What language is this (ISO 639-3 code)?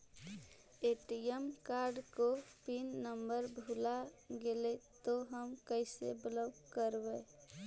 mag